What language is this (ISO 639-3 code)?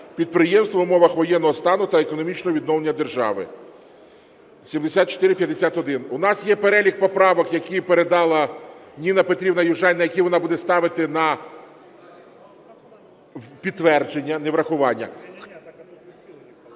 ukr